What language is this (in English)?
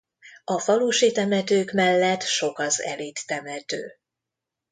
Hungarian